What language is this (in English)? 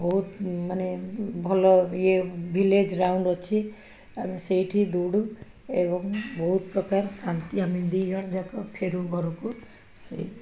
Odia